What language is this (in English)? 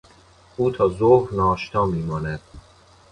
Persian